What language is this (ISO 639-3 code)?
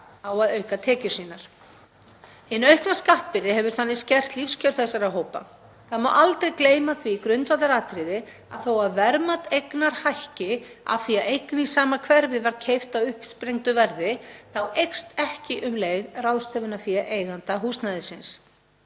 isl